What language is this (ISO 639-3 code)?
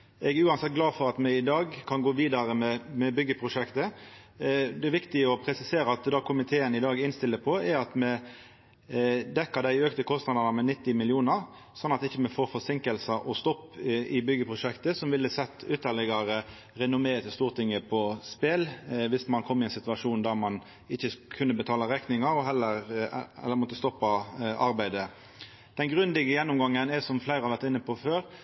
nno